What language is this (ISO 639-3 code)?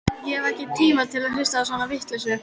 isl